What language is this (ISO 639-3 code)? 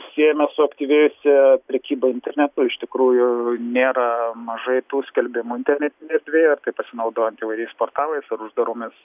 lit